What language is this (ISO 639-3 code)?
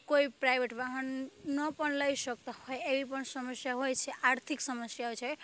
guj